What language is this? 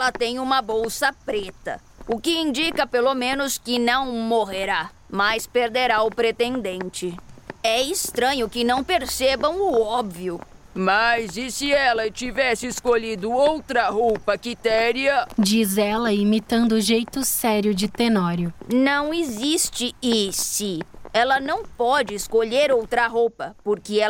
Portuguese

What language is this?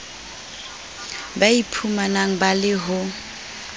Southern Sotho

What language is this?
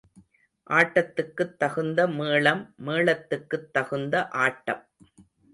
Tamil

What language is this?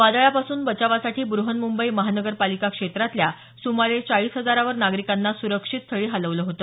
Marathi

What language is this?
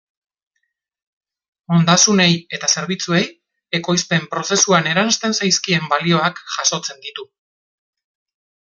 Basque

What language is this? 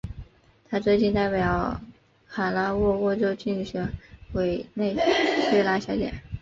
Chinese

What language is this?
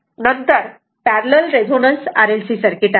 Marathi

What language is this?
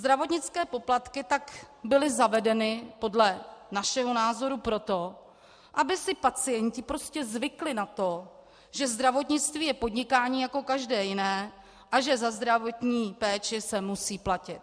Czech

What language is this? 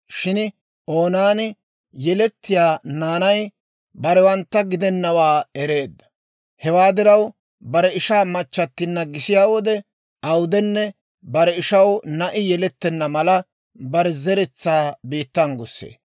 Dawro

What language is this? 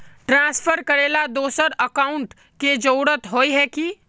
Magahi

